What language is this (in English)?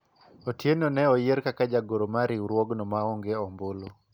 Luo (Kenya and Tanzania)